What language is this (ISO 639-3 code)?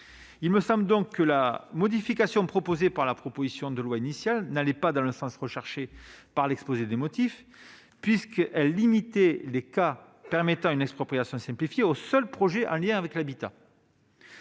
fra